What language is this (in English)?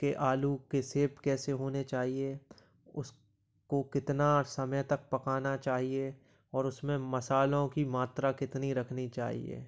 Hindi